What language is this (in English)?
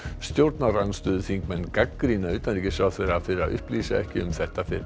Icelandic